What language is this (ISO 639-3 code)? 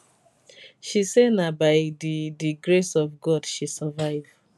pcm